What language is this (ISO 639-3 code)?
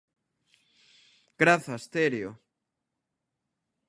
glg